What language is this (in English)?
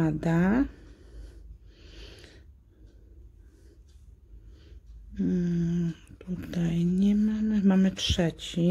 Polish